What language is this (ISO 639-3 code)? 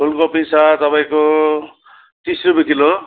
nep